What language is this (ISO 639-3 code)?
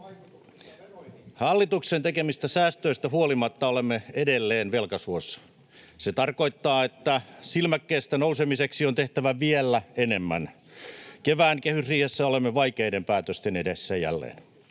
fin